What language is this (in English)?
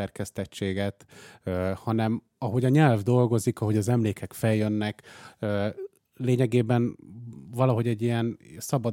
Hungarian